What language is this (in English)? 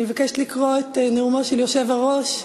Hebrew